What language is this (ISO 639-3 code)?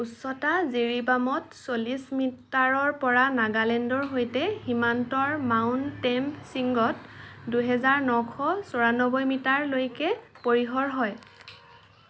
asm